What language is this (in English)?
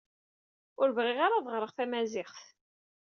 Kabyle